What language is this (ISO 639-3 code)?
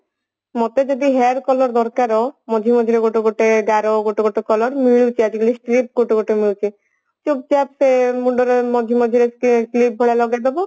ori